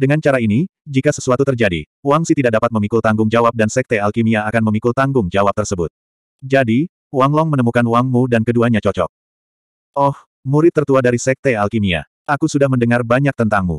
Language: Indonesian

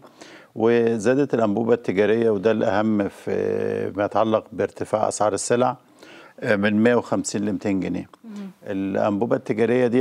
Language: Arabic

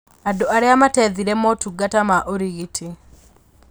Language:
Kikuyu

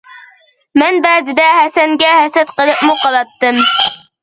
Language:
Uyghur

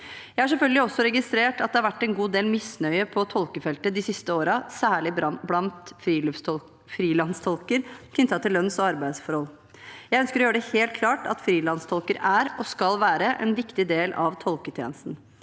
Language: Norwegian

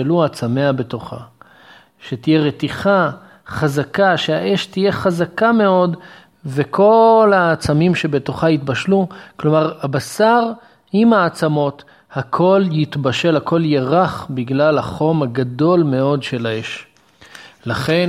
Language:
Hebrew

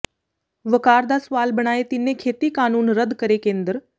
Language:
Punjabi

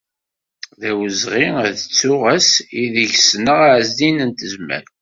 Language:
Kabyle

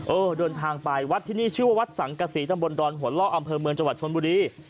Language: Thai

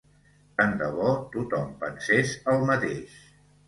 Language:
Catalan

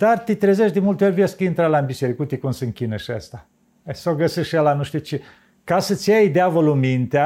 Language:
Romanian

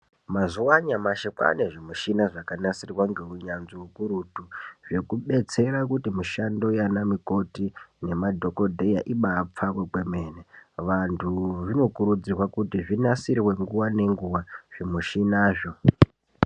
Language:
Ndau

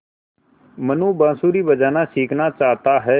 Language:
Hindi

